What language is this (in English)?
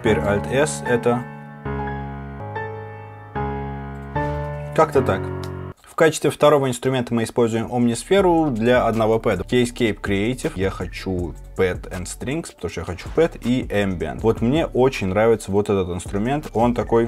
Russian